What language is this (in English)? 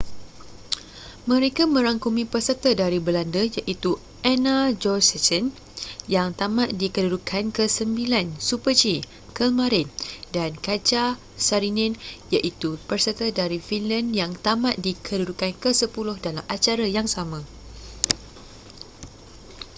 Malay